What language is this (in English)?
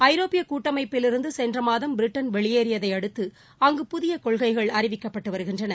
Tamil